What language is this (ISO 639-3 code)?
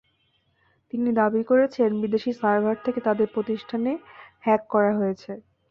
ben